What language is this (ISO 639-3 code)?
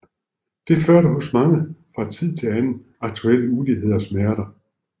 dan